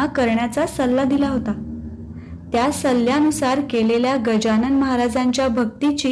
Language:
Marathi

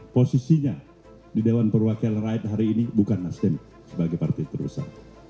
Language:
Indonesian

